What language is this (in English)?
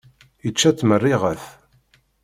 Kabyle